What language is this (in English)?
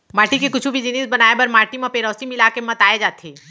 Chhattisgarhi